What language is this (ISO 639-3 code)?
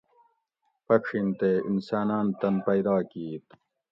gwc